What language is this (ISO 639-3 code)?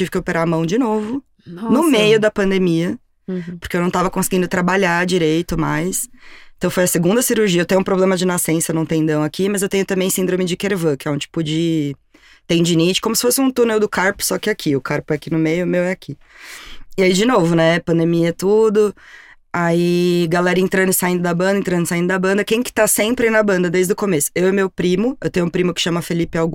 por